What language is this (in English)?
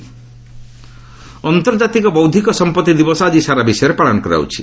Odia